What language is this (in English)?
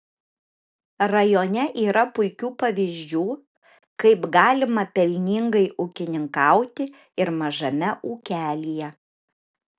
Lithuanian